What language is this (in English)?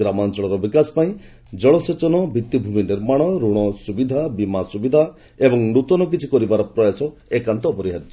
Odia